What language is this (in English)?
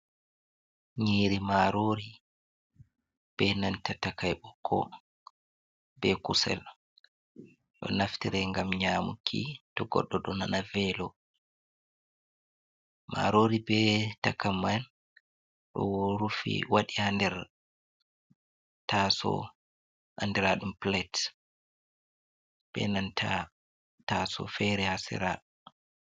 Fula